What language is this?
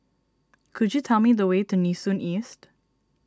English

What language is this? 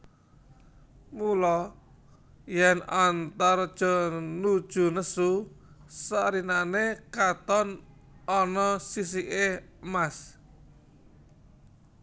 Javanese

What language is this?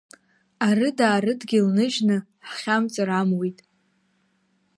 Abkhazian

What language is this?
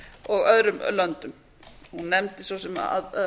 Icelandic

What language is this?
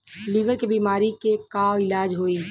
Bhojpuri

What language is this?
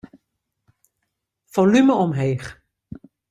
Western Frisian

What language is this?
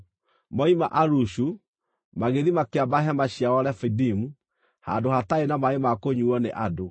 Kikuyu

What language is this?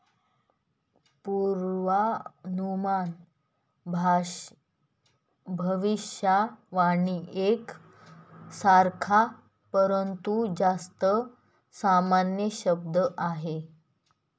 Marathi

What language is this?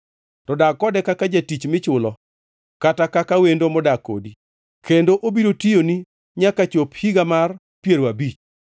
Luo (Kenya and Tanzania)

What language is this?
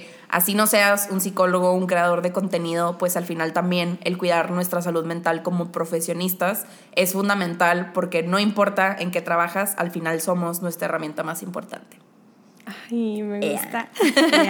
Spanish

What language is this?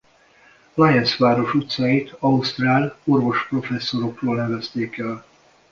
Hungarian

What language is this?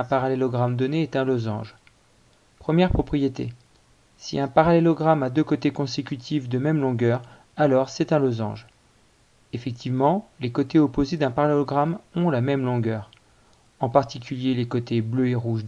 French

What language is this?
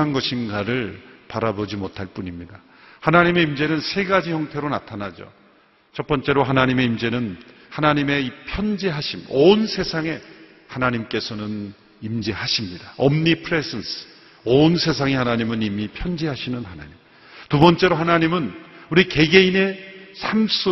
Korean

